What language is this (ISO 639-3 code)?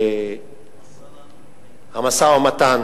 heb